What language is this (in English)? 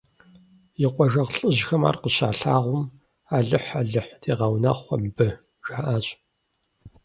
Kabardian